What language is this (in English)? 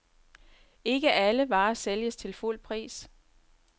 Danish